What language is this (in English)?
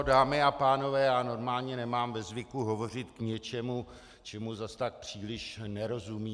Czech